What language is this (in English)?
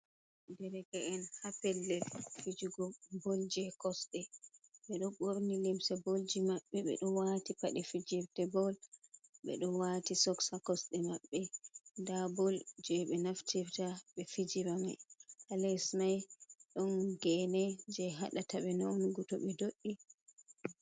Fula